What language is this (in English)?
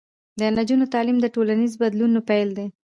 Pashto